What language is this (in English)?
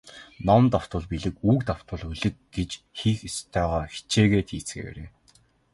Mongolian